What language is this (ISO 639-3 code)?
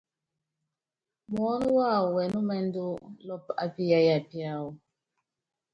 yav